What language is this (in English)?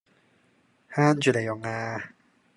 Cantonese